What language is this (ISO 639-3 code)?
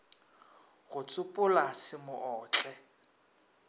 nso